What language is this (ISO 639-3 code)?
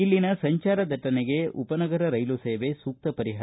kan